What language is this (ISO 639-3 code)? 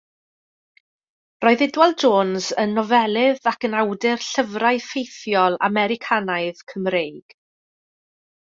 cym